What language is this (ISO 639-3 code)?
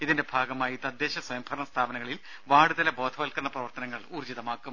mal